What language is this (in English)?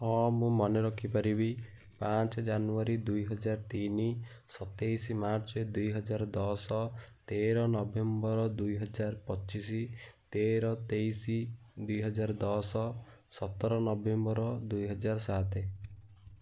Odia